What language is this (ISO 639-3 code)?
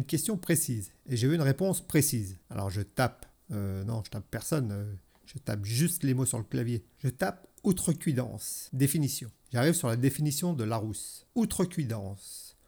fra